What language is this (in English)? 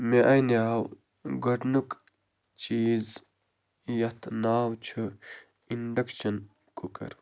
Kashmiri